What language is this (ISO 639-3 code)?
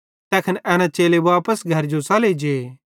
bhd